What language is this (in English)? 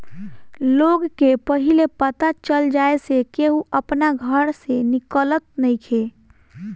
Bhojpuri